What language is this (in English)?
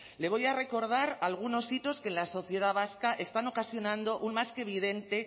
Spanish